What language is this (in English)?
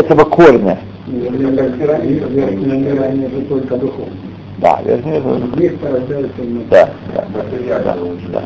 Russian